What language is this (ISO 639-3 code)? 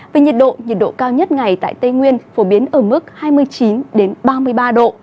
vie